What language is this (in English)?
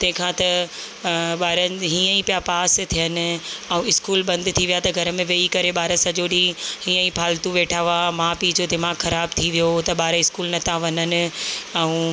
Sindhi